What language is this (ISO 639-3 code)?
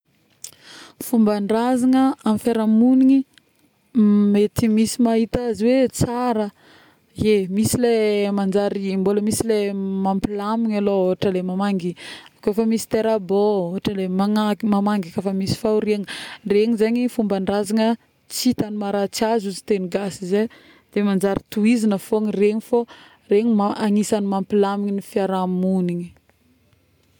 bmm